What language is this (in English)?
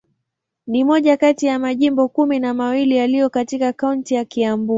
Swahili